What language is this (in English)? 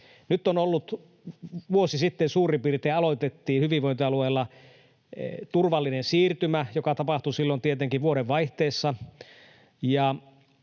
Finnish